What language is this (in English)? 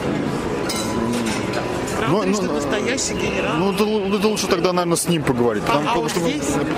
Russian